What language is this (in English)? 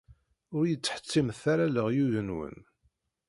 Kabyle